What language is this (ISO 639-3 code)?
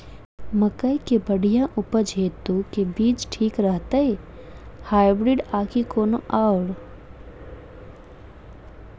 mai